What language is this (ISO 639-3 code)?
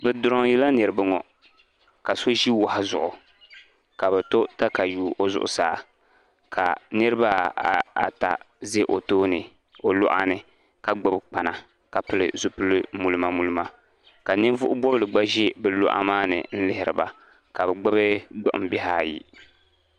dag